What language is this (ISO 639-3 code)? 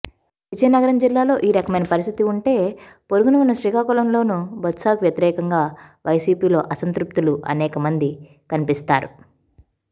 tel